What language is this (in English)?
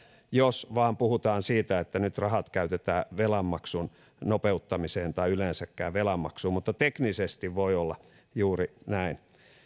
Finnish